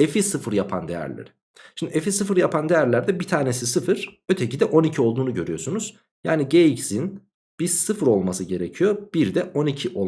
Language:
Turkish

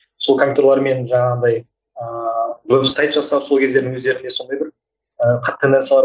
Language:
Kazakh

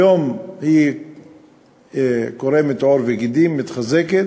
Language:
Hebrew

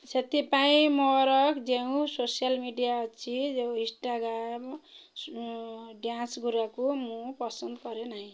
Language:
Odia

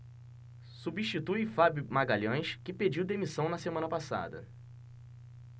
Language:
Portuguese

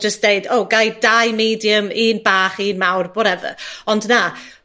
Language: Welsh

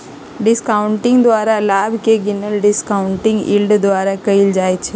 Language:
Magahi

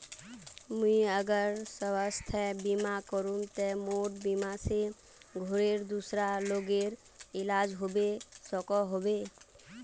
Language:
Magahi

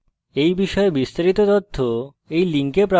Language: Bangla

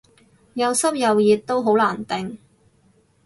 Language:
Cantonese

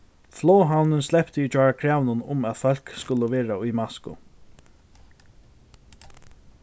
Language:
Faroese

